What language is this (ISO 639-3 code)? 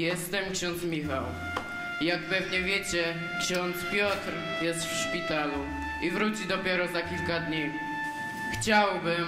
pol